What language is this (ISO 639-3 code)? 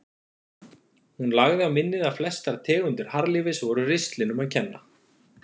isl